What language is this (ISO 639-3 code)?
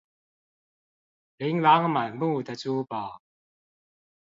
zho